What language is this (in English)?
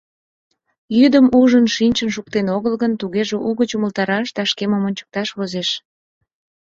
Mari